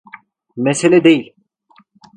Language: Turkish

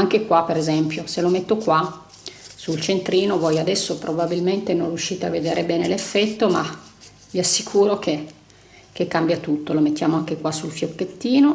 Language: Italian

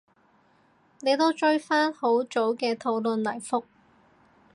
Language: Cantonese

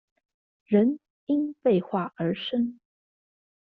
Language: Chinese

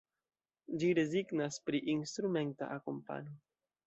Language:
Esperanto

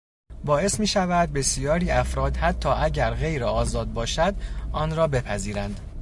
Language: Persian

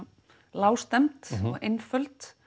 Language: Icelandic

